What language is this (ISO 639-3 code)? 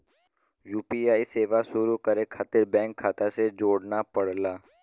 bho